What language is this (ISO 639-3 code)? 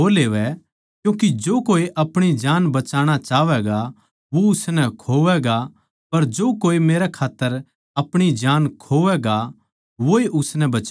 bgc